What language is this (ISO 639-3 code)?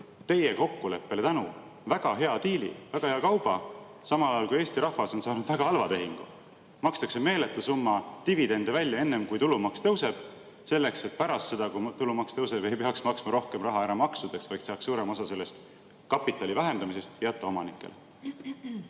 est